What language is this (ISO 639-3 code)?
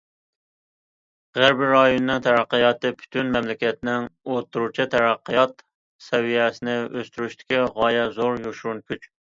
uig